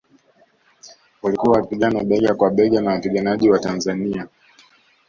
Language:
Swahili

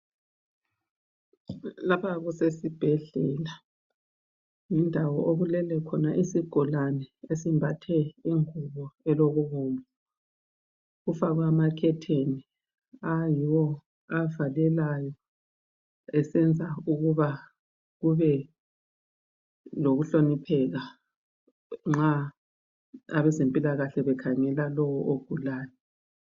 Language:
North Ndebele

